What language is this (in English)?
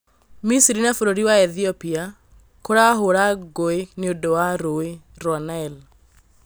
Kikuyu